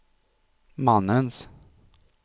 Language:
Swedish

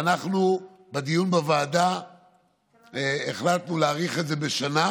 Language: Hebrew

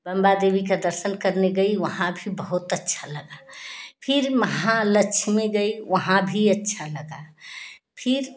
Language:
Hindi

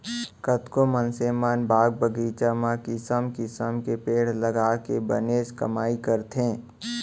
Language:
Chhattisgarhi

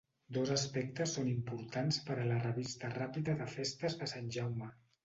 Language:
Catalan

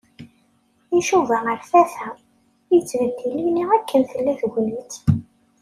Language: Kabyle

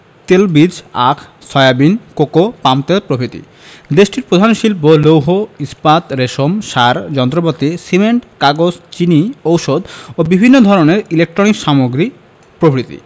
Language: Bangla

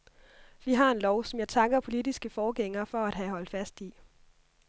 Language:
Danish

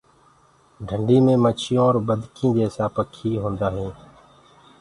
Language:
Gurgula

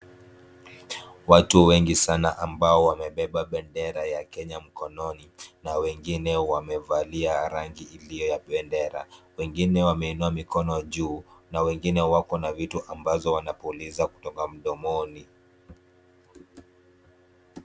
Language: Swahili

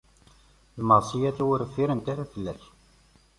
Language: Kabyle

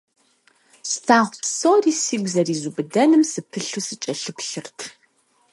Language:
Kabardian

